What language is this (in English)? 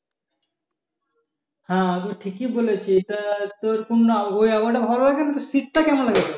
Bangla